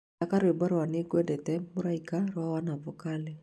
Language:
Kikuyu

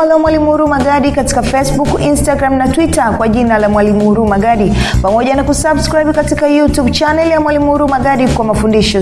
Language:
Swahili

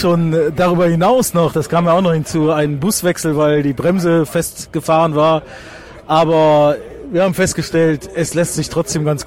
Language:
German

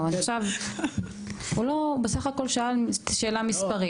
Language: Hebrew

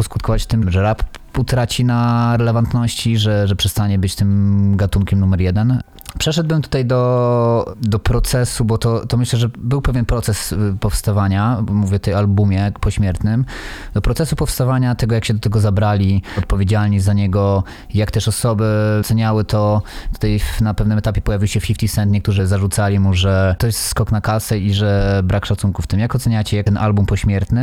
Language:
Polish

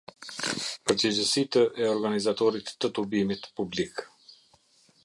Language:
Albanian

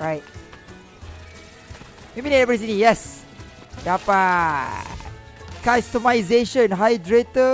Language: Malay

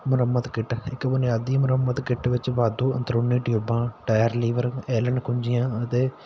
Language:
Punjabi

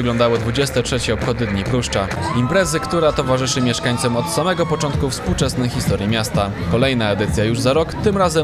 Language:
Polish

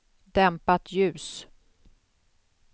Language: Swedish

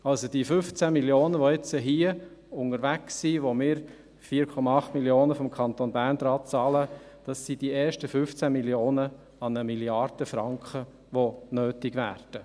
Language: Swiss German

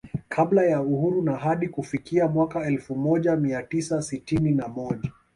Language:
Swahili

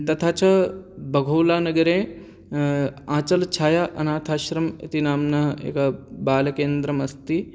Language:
Sanskrit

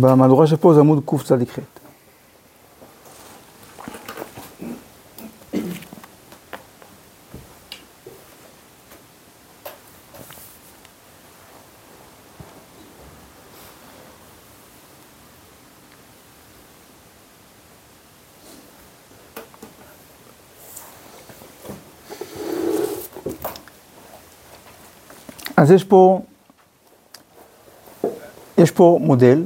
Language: Hebrew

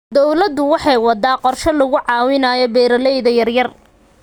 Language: Somali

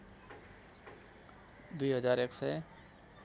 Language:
Nepali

